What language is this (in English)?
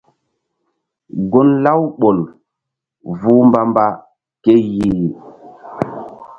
Mbum